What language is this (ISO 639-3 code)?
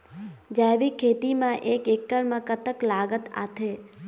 hne